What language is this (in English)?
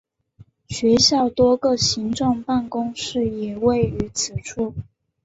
Chinese